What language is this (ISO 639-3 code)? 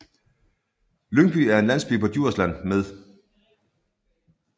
dan